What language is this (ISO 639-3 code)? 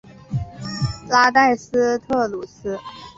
zho